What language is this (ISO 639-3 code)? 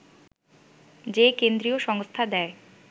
ben